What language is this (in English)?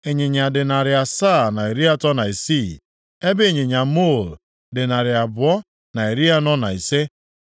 Igbo